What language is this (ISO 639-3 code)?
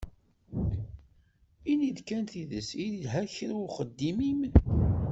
kab